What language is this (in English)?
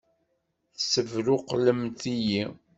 Kabyle